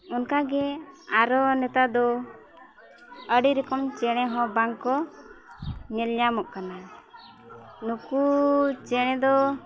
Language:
Santali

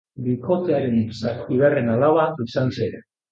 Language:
Basque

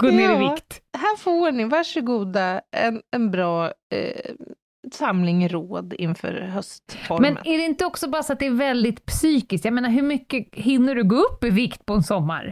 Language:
Swedish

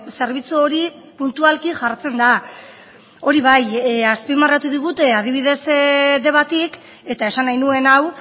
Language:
Basque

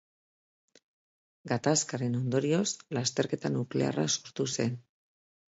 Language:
Basque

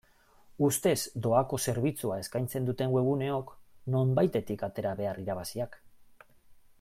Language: Basque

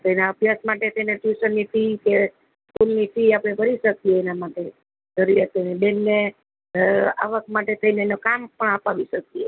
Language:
Gujarati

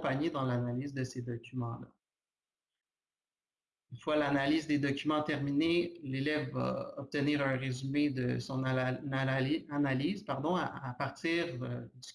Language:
French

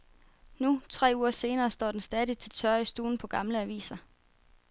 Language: Danish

